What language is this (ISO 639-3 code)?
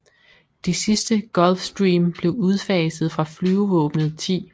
dan